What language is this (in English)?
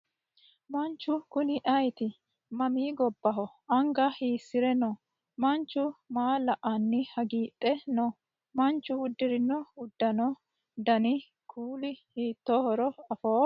Sidamo